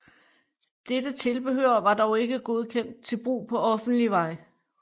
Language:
Danish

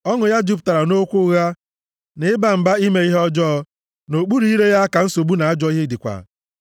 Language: Igbo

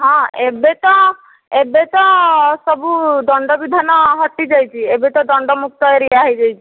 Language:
Odia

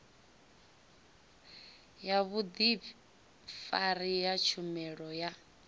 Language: Venda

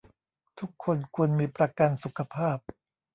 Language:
Thai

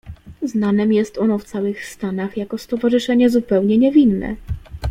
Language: Polish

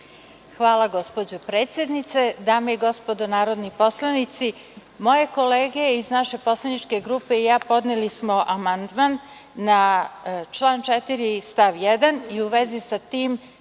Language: Serbian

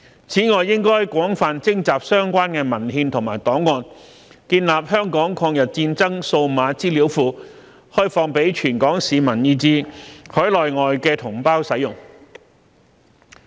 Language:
Cantonese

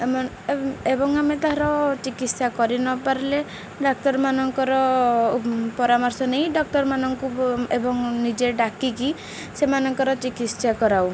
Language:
Odia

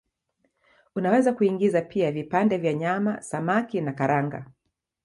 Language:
Swahili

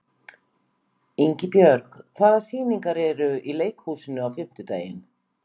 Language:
Icelandic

